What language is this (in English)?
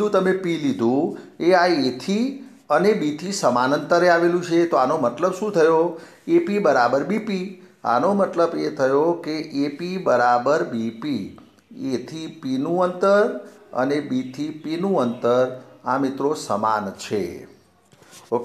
Hindi